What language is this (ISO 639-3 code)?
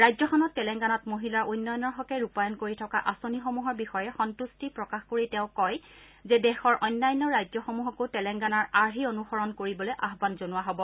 asm